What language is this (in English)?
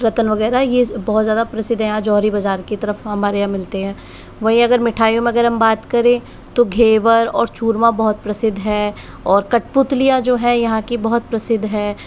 Hindi